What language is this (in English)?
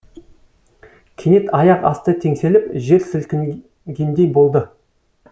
Kazakh